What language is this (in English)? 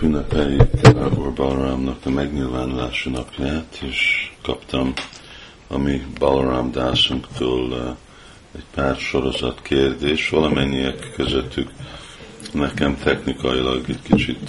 Hungarian